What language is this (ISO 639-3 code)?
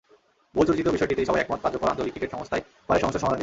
ben